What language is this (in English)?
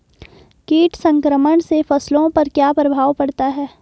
Hindi